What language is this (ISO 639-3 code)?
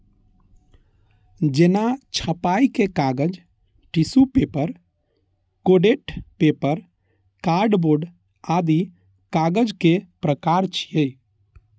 mai